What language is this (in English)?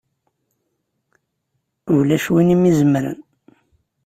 Kabyle